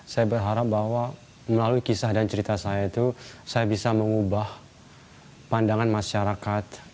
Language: Indonesian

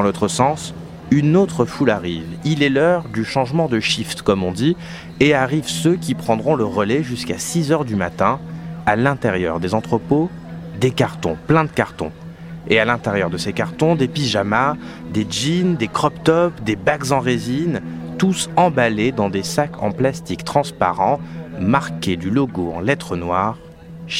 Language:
French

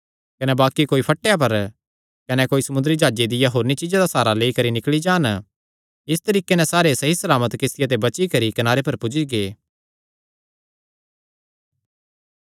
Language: Kangri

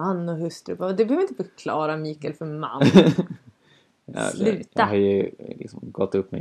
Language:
Swedish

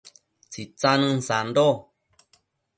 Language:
Matsés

